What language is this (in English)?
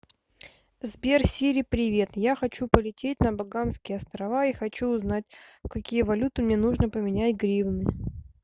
Russian